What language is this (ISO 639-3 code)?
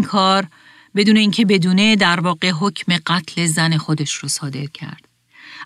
fas